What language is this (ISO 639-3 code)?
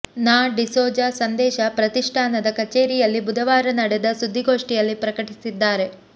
kan